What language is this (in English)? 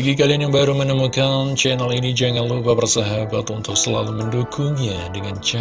Indonesian